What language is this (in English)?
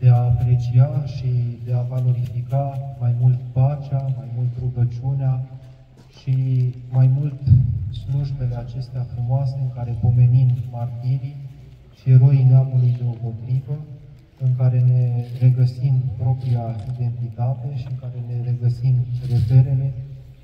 Romanian